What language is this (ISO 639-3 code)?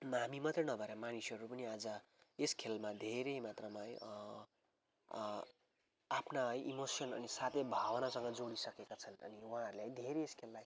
nep